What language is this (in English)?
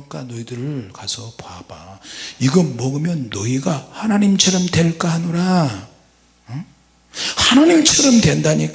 Korean